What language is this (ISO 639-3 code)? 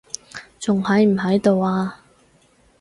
yue